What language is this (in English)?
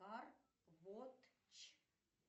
Russian